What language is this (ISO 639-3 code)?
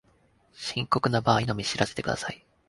jpn